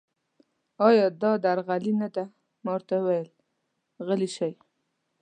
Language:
Pashto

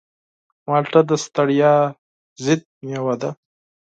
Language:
Pashto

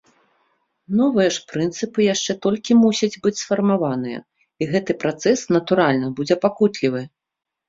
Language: Belarusian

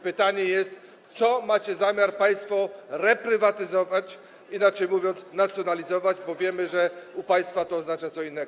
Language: Polish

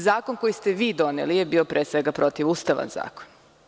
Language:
Serbian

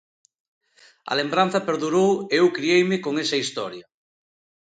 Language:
Galician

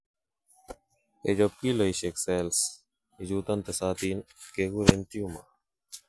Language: Kalenjin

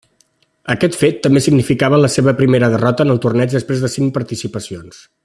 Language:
Catalan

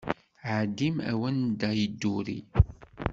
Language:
Kabyle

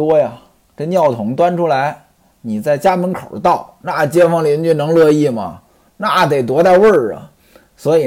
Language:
Chinese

